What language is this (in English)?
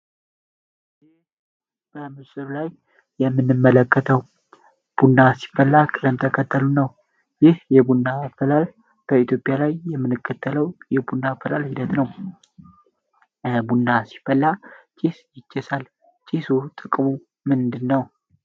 Amharic